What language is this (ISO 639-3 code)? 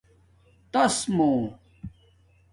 dmk